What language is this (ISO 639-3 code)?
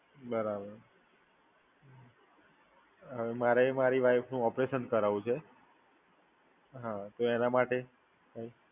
guj